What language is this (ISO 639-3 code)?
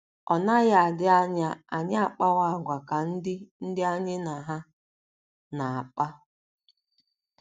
ibo